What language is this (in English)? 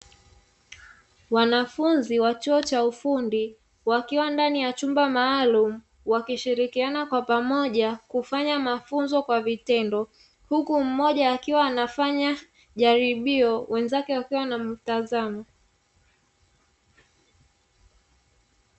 Swahili